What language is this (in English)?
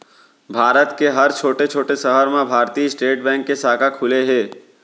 Chhattisgarhi